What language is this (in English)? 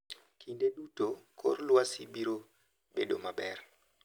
Luo (Kenya and Tanzania)